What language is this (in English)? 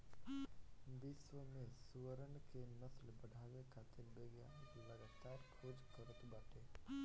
Bhojpuri